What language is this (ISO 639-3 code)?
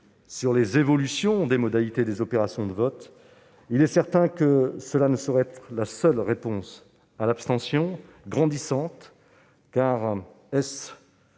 fra